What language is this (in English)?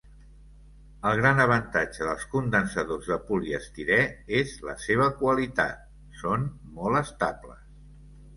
Catalan